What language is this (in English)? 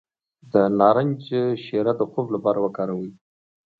Pashto